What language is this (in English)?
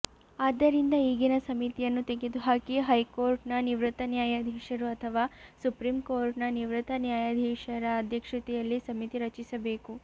Kannada